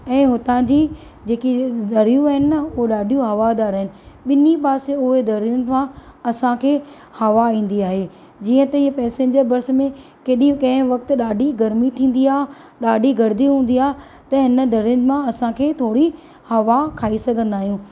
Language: Sindhi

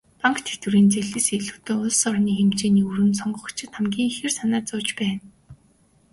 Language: Mongolian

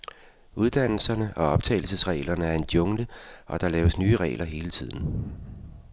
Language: Danish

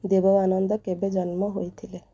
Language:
Odia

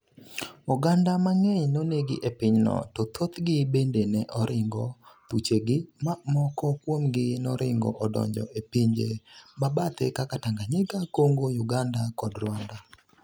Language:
Luo (Kenya and Tanzania)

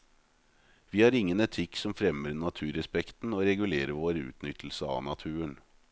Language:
Norwegian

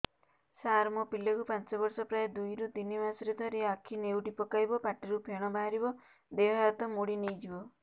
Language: Odia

